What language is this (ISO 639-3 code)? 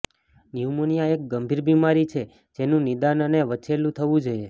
guj